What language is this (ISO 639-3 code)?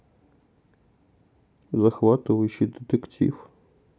rus